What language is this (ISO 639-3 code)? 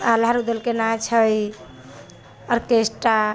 mai